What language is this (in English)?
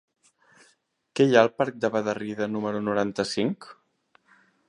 Catalan